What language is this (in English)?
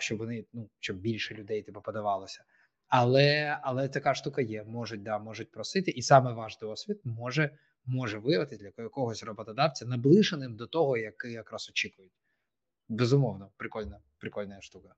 Ukrainian